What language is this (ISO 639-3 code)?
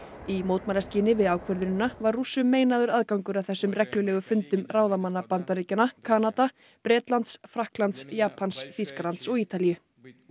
isl